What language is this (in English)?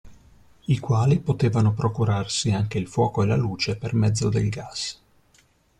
Italian